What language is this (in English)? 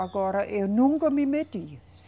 Portuguese